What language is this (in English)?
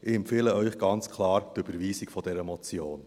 Swiss German